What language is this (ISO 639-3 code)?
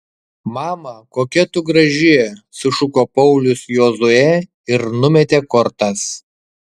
lit